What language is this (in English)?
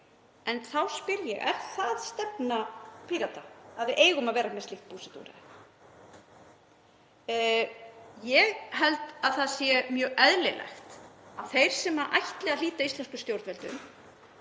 Icelandic